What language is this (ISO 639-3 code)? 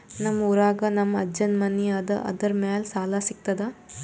kan